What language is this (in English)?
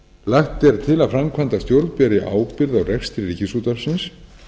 Icelandic